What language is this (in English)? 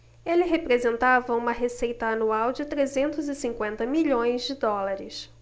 Portuguese